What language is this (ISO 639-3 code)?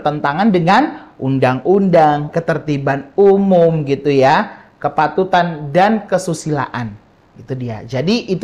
ind